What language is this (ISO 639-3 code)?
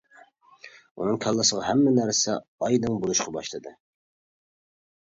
uig